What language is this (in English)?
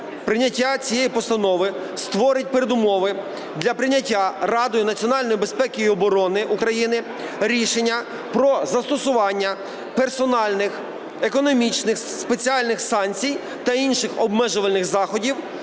Ukrainian